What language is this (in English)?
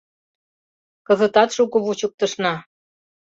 Mari